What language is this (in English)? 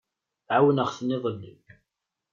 Kabyle